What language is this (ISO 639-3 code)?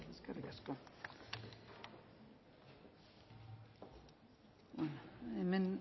eus